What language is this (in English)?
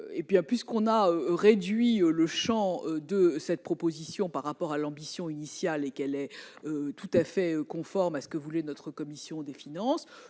French